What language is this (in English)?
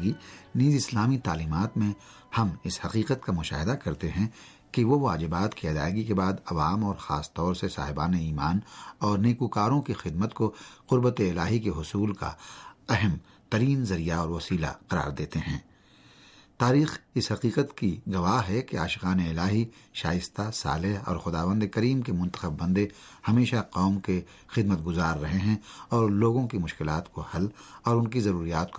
Urdu